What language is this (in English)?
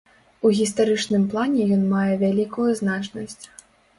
Belarusian